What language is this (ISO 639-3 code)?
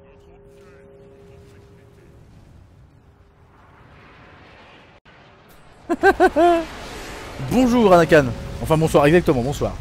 fra